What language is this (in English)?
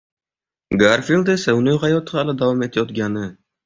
Uzbek